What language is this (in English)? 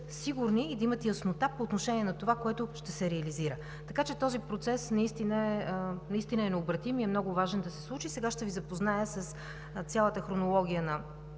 Bulgarian